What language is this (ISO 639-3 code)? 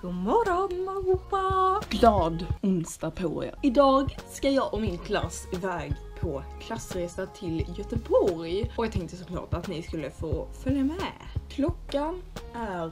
swe